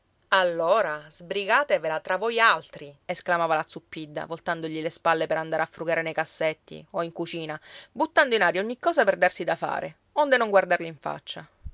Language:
Italian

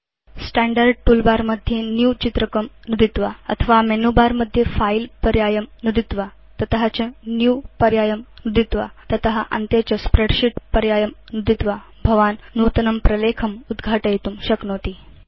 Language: Sanskrit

